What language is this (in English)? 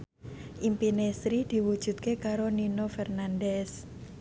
Javanese